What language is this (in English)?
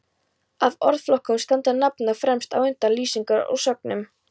Icelandic